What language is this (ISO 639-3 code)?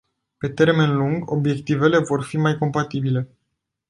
ron